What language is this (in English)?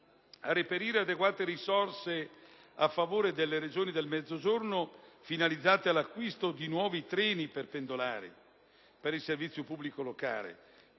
Italian